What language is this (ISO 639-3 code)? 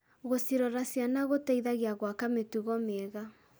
kik